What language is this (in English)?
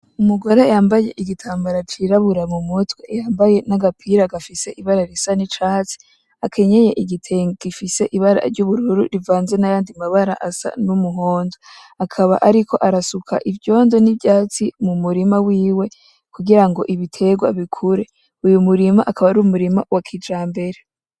Rundi